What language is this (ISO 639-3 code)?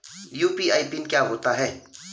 hin